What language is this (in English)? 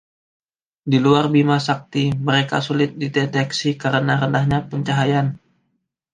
Indonesian